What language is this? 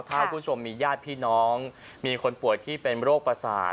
Thai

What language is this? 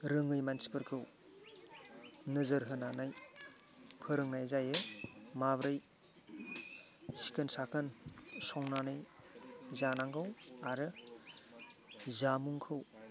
Bodo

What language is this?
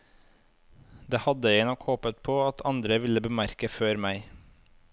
Norwegian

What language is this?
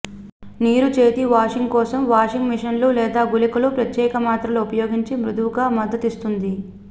Telugu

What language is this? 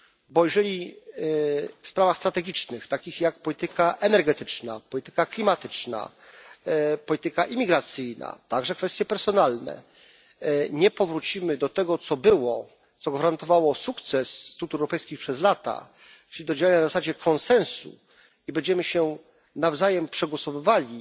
Polish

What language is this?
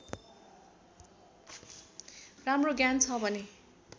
Nepali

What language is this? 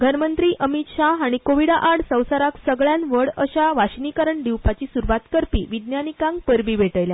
Konkani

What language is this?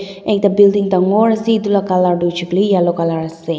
Naga Pidgin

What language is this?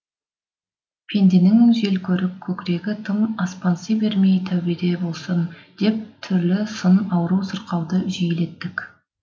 Kazakh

